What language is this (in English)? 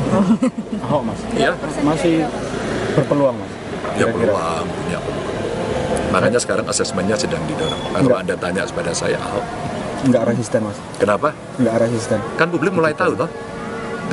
Indonesian